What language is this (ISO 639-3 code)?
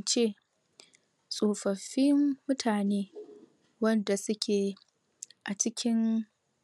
hau